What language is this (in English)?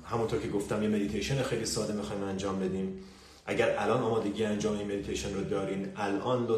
Persian